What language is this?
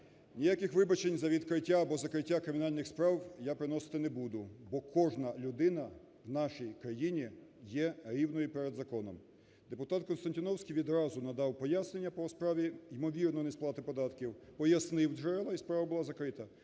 Ukrainian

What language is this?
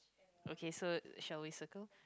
English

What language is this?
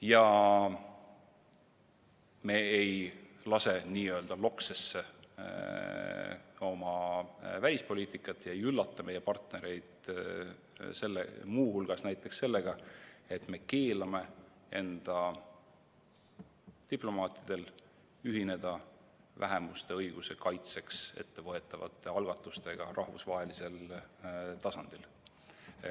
Estonian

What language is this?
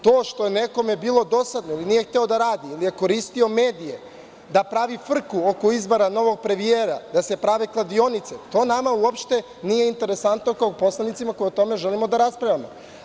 Serbian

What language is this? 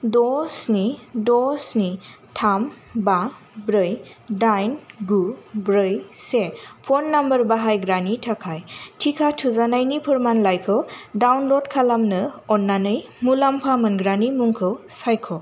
Bodo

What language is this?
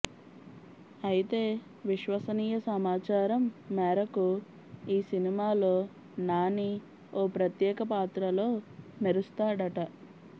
Telugu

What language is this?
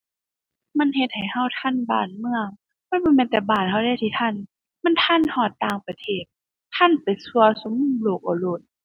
Thai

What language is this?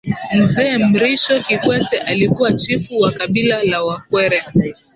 Swahili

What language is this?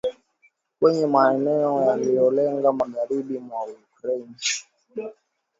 Swahili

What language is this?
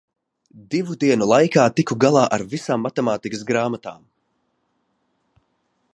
Latvian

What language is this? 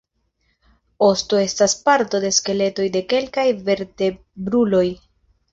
Esperanto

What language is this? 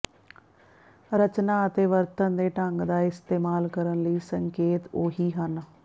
Punjabi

